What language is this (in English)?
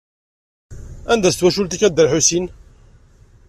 Kabyle